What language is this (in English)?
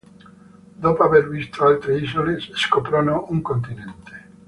Italian